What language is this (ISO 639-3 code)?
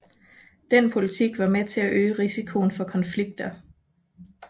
dan